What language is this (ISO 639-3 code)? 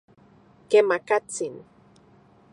ncx